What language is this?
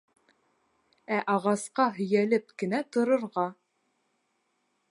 Bashkir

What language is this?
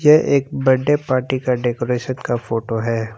Hindi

